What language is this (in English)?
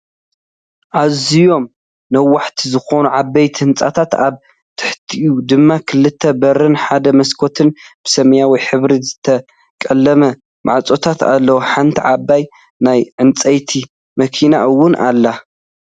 Tigrinya